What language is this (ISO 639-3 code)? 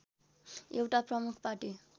nep